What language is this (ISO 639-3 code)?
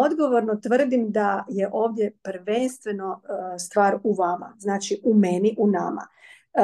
hrv